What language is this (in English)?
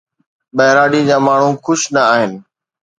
Sindhi